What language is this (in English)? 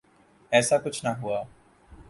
Urdu